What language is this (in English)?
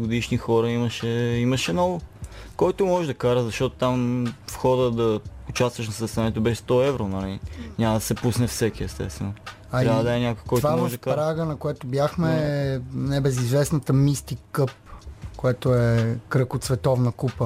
Bulgarian